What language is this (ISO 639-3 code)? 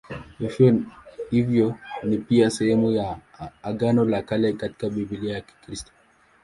swa